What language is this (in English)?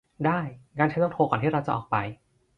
Thai